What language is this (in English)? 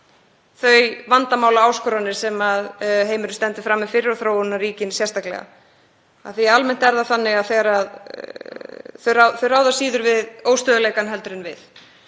Icelandic